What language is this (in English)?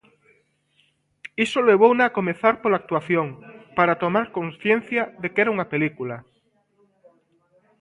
Galician